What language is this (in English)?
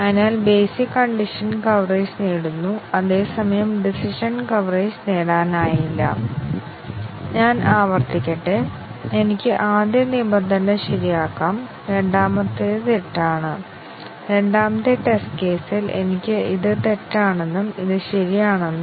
Malayalam